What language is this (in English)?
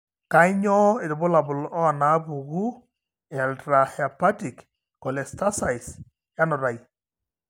Masai